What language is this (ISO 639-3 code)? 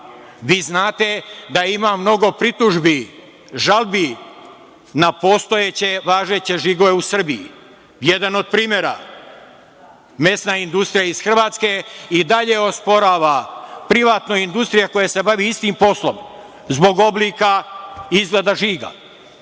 srp